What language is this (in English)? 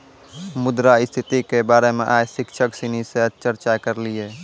Maithili